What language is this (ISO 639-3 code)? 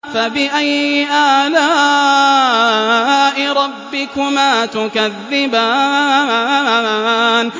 ara